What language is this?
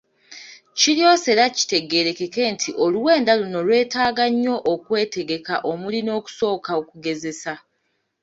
Ganda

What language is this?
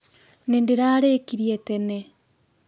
Kikuyu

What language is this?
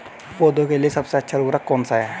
Hindi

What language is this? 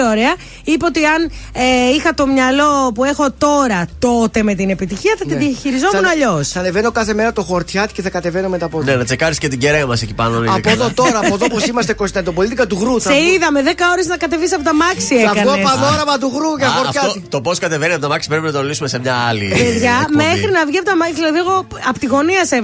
Greek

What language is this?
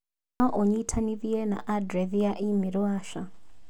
Kikuyu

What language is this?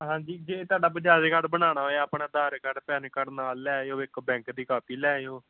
Punjabi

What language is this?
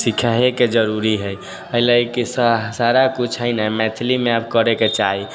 Maithili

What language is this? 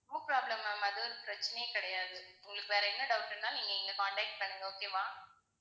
Tamil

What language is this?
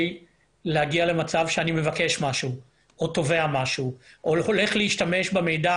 Hebrew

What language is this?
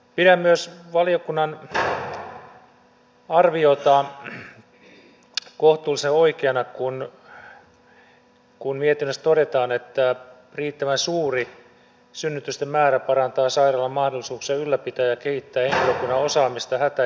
Finnish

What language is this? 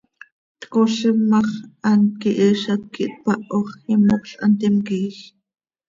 Seri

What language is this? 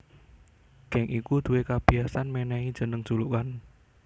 Javanese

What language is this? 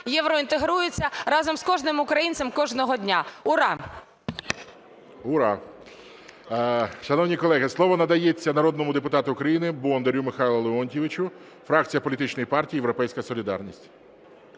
Ukrainian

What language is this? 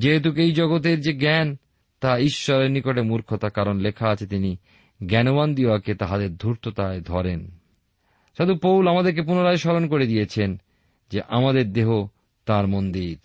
Bangla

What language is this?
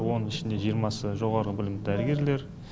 Kazakh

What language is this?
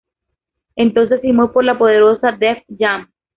Spanish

